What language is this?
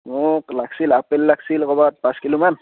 Assamese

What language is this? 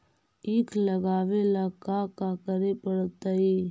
Magahi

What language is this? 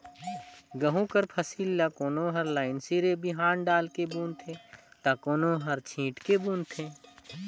Chhattisgarhi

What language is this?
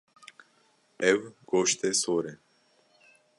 Kurdish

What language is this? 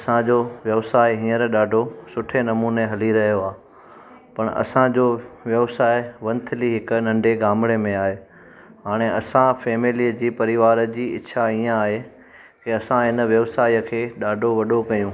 Sindhi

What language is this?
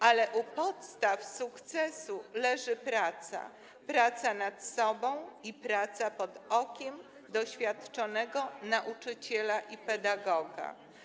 Polish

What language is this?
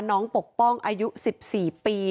Thai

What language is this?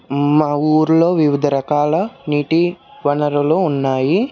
Telugu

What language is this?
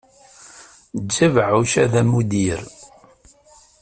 Kabyle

